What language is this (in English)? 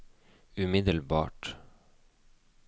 Norwegian